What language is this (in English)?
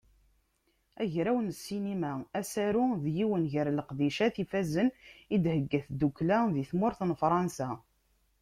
Kabyle